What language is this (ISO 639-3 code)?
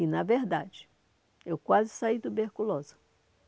por